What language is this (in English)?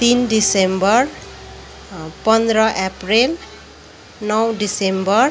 Nepali